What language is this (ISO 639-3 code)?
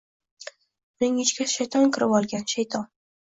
uzb